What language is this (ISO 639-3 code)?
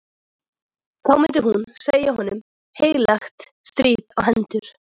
isl